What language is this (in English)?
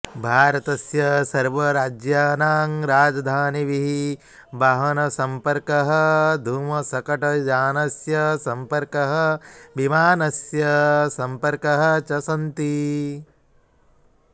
Sanskrit